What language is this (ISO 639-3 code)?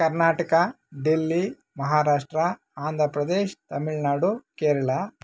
kan